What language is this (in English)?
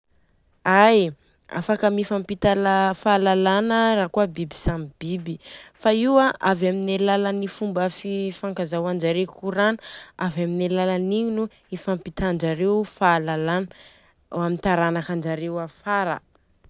Southern Betsimisaraka Malagasy